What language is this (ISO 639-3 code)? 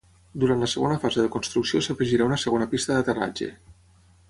cat